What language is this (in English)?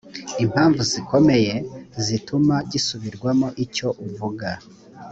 Kinyarwanda